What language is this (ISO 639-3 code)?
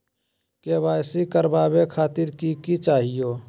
mag